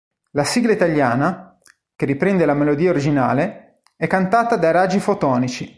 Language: Italian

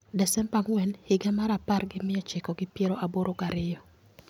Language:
Luo (Kenya and Tanzania)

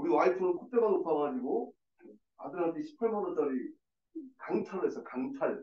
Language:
Korean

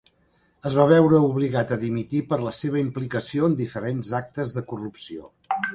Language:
Catalan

